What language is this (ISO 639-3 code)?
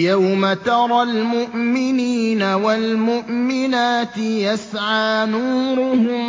ara